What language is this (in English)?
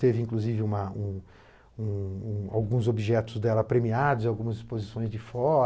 Portuguese